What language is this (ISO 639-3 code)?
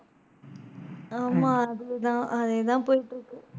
tam